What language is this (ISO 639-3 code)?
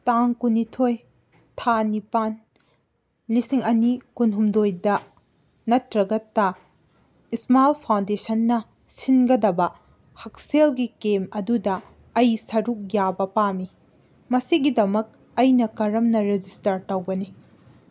mni